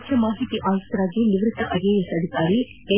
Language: Kannada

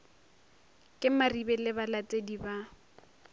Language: Northern Sotho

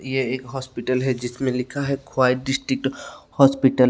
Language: Hindi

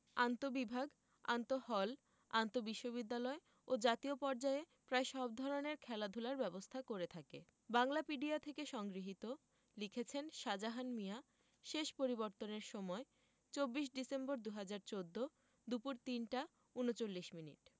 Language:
Bangla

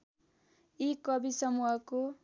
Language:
Nepali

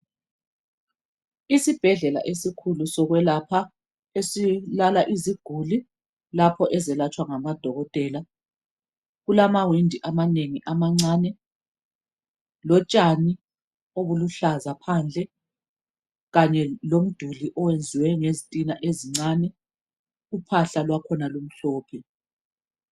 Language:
North Ndebele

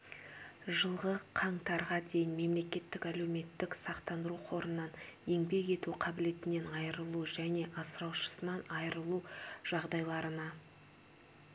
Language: Kazakh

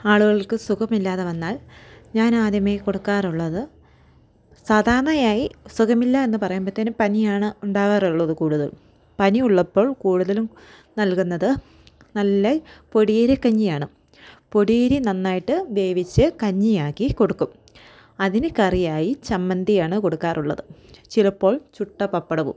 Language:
Malayalam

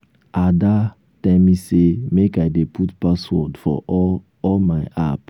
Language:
Nigerian Pidgin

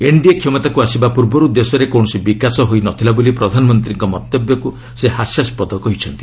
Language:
Odia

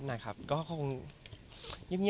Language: Thai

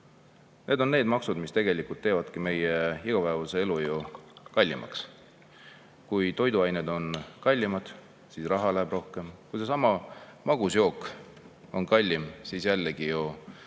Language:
Estonian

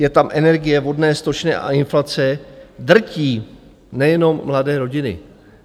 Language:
Czech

